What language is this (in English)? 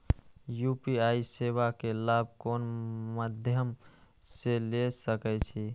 Maithili